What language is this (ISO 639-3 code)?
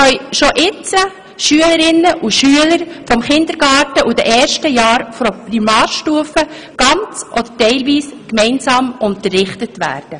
gsw